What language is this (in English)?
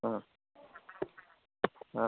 Manipuri